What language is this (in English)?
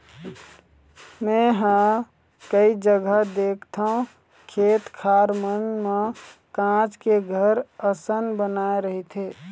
Chhattisgarhi